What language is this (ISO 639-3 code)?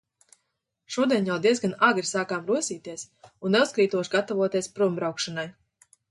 lav